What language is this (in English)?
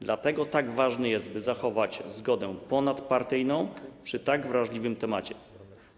Polish